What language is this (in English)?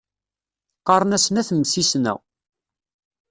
Kabyle